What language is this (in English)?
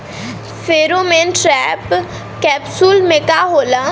Bhojpuri